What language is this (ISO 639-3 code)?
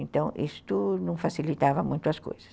por